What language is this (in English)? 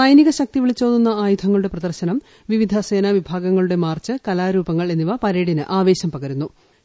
Malayalam